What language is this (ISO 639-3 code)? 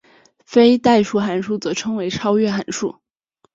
zho